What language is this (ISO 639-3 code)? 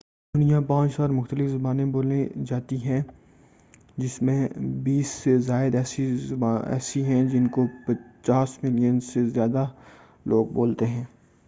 urd